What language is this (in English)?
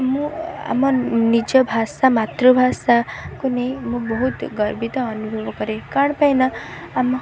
Odia